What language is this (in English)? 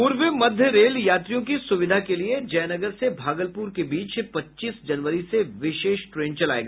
Hindi